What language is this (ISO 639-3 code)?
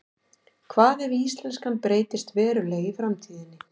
isl